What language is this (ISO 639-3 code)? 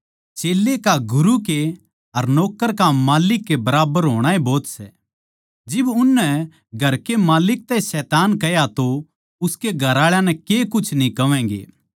bgc